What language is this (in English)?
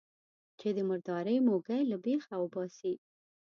Pashto